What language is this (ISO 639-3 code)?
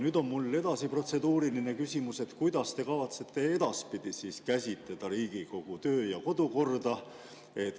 est